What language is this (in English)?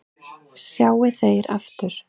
Icelandic